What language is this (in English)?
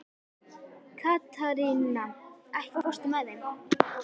Icelandic